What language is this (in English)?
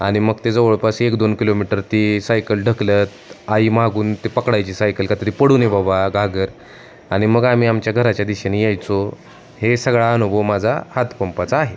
Marathi